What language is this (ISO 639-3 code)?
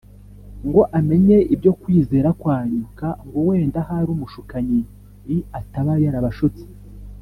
kin